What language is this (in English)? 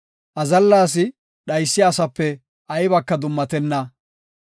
Gofa